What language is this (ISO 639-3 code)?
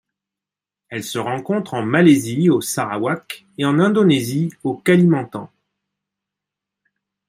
fra